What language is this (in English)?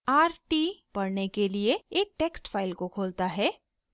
Hindi